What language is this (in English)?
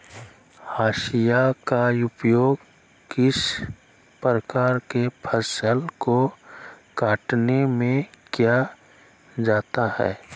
Magahi